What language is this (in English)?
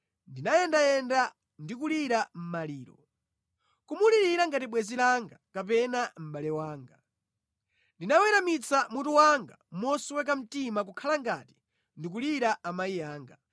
Nyanja